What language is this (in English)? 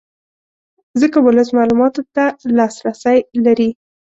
Pashto